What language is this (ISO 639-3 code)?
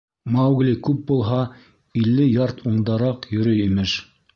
bak